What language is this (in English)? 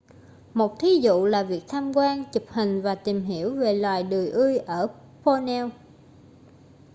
Vietnamese